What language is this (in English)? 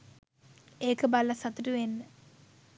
Sinhala